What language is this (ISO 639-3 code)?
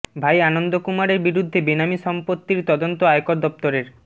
ben